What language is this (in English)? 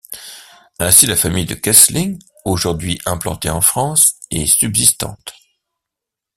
French